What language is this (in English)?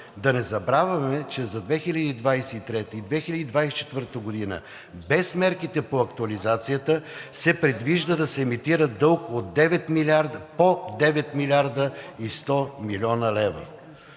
Bulgarian